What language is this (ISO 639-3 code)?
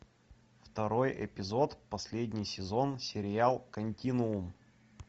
rus